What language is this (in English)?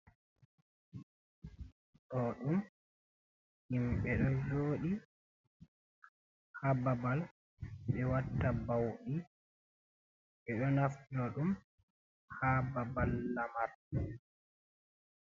Fula